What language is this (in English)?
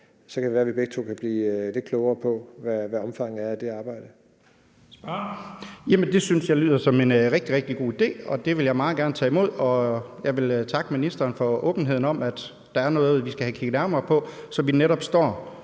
Danish